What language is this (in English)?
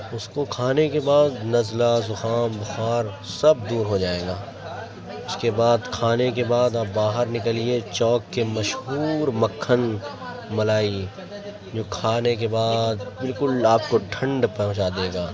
Urdu